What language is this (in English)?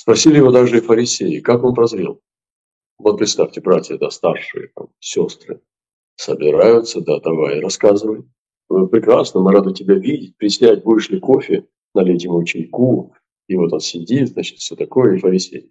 Russian